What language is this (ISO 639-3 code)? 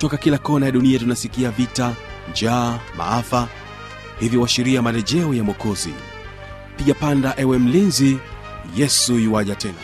swa